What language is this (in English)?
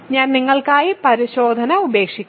Malayalam